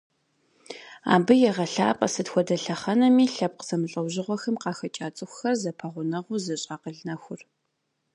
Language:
Kabardian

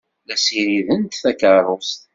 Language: Kabyle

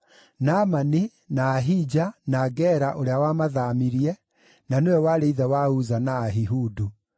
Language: Kikuyu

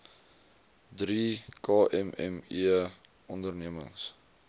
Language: Afrikaans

